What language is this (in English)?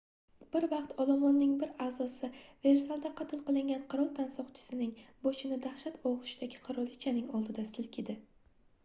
Uzbek